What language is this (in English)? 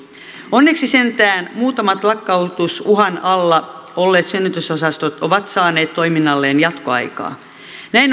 Finnish